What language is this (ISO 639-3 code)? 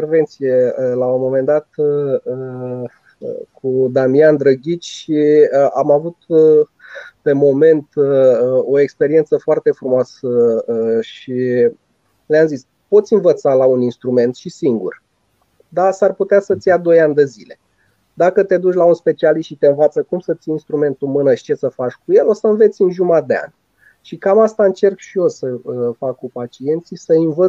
ron